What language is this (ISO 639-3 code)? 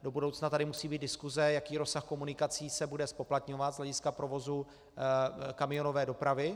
ces